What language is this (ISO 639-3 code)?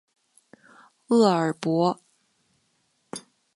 zho